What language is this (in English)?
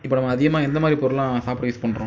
Tamil